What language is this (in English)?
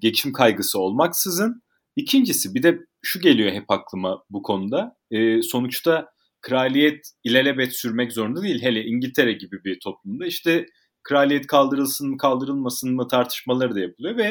Turkish